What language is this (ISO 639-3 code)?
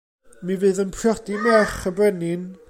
cym